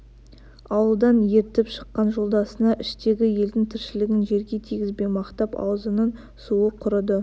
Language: Kazakh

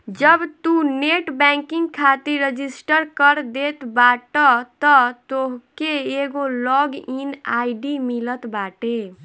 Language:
Bhojpuri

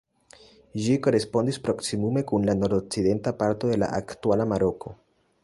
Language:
Esperanto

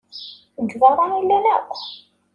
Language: Kabyle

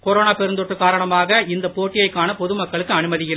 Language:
Tamil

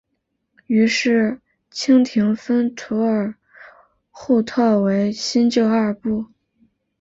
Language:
Chinese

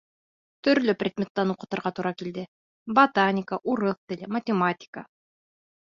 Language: Bashkir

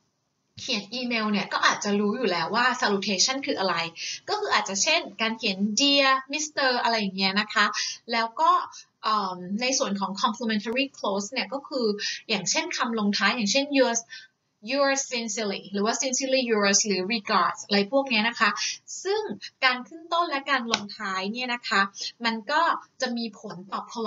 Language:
Thai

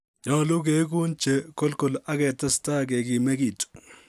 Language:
Kalenjin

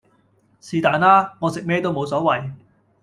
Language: Cantonese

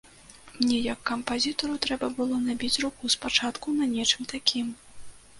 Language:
Belarusian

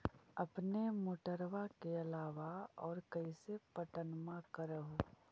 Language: Magahi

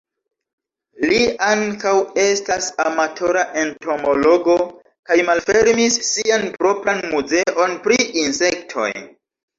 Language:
Esperanto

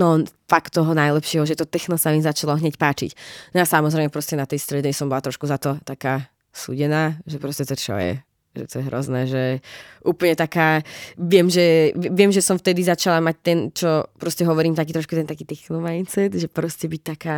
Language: Czech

